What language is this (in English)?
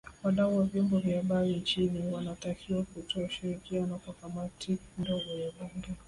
Swahili